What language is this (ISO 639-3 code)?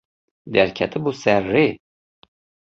kur